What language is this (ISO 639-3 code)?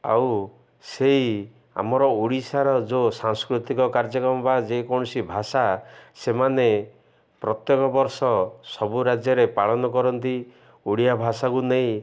ori